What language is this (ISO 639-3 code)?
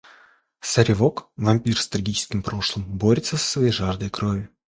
rus